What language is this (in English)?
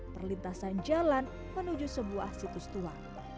Indonesian